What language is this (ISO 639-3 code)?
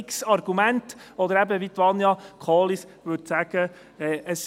gsw